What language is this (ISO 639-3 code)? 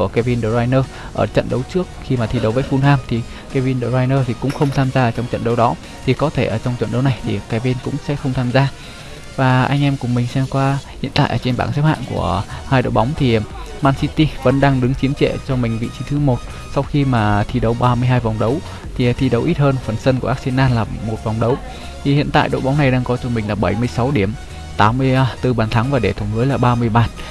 vie